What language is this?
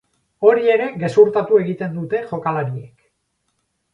Basque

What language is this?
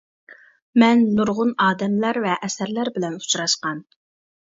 Uyghur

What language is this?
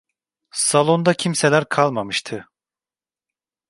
Turkish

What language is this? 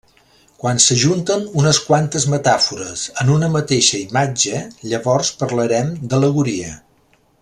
Catalan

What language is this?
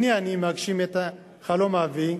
Hebrew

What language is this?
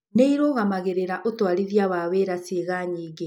Kikuyu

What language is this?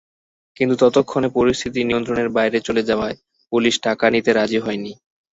Bangla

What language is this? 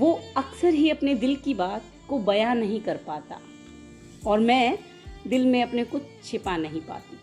Hindi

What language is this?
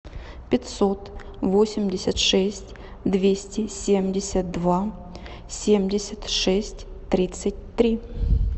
Russian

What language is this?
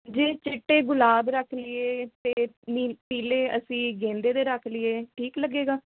Punjabi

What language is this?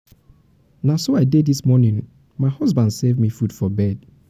Nigerian Pidgin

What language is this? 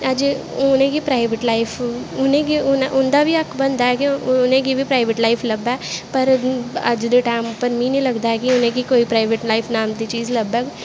Dogri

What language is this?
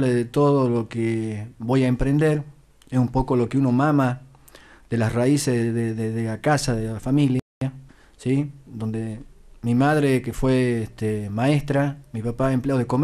Spanish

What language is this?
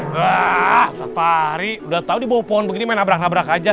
Indonesian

